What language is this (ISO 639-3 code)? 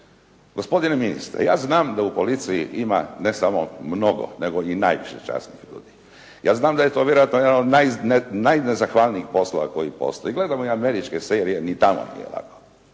hrv